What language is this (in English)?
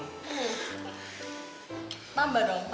Indonesian